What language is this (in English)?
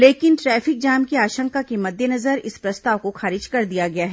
Hindi